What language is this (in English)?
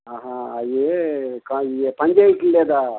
Telugu